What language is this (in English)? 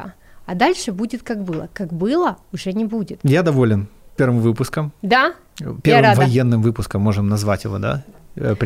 Russian